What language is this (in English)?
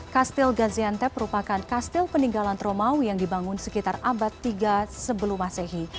Indonesian